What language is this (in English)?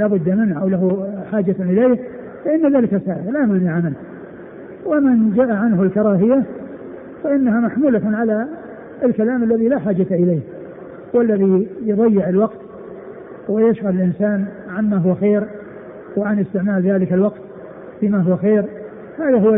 Arabic